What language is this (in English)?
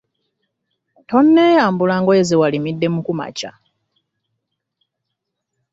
Ganda